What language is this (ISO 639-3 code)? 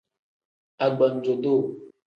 kdh